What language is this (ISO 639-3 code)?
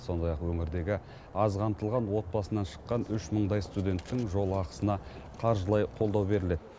kaz